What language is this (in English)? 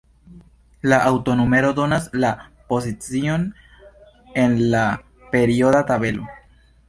Esperanto